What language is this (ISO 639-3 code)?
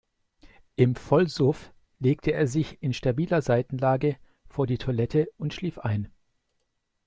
deu